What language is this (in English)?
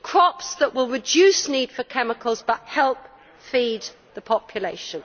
English